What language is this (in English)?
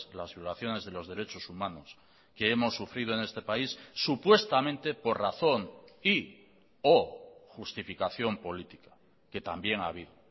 Spanish